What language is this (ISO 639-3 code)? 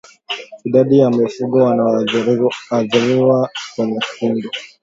swa